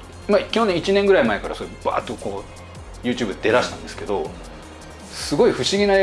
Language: Japanese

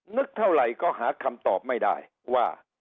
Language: Thai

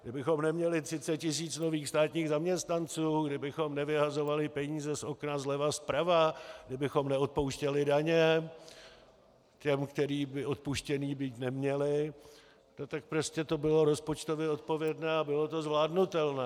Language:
Czech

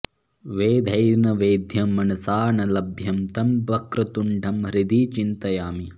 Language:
Sanskrit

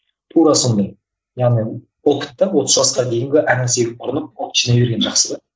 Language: Kazakh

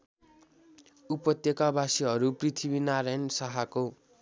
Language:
Nepali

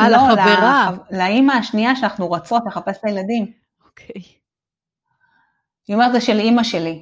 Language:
Hebrew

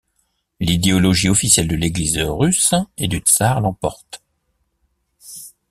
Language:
French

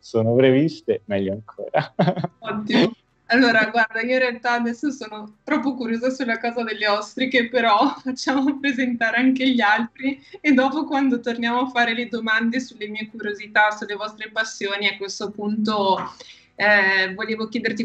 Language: Italian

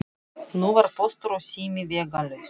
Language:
Icelandic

